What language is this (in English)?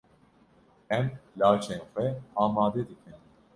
Kurdish